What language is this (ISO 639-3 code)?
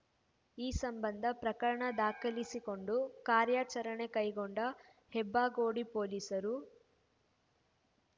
kan